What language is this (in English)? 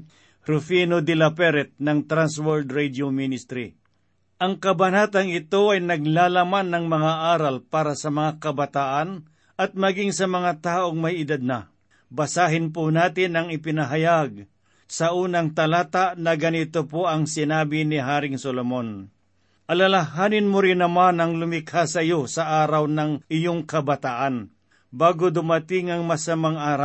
Filipino